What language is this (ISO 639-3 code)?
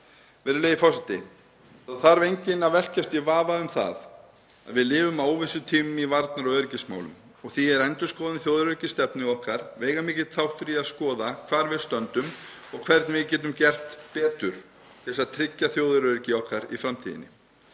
isl